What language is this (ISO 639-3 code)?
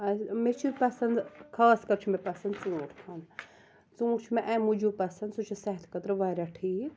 kas